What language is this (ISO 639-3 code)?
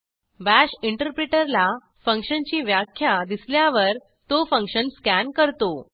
mar